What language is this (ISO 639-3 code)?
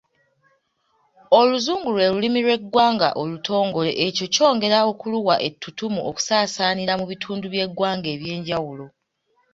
lug